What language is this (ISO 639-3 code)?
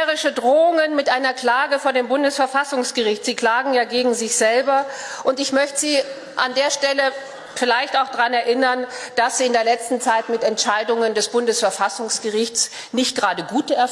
deu